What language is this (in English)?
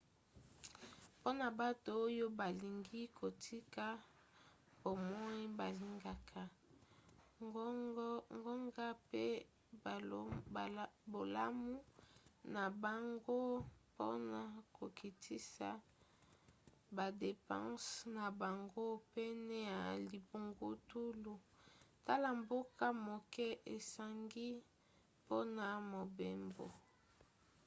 Lingala